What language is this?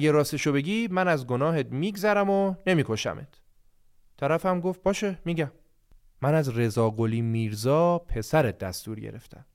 Persian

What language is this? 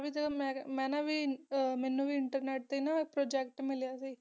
Punjabi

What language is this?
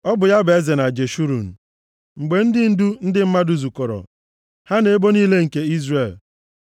Igbo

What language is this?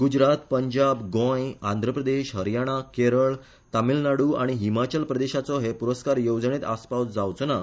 Konkani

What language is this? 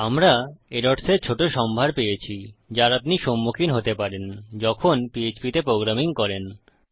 Bangla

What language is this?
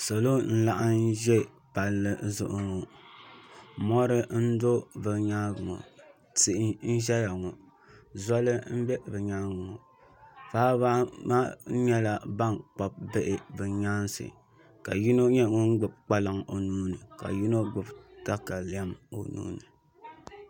Dagbani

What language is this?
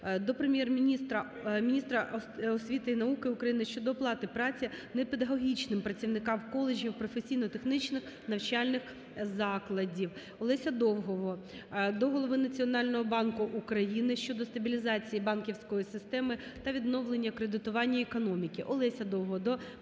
Ukrainian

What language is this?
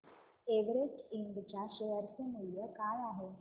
Marathi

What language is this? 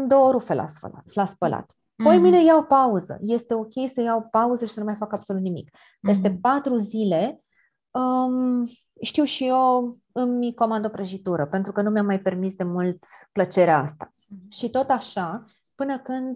Romanian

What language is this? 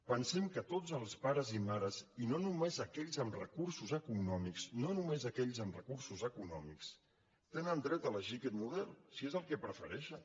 Catalan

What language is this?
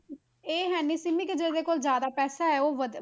Punjabi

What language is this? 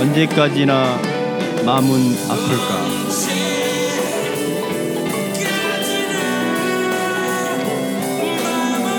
Korean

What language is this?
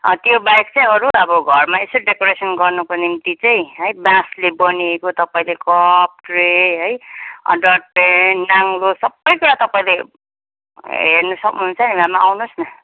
Nepali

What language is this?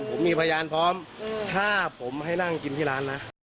Thai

